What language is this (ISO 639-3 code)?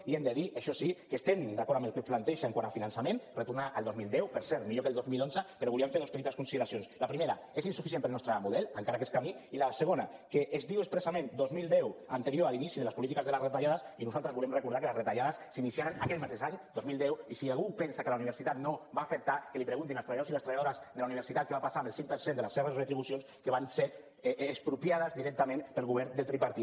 cat